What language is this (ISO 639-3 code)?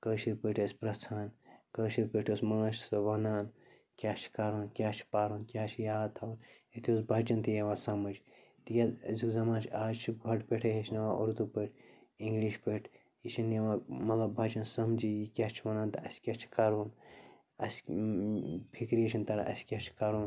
kas